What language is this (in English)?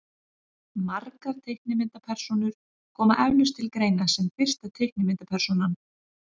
Icelandic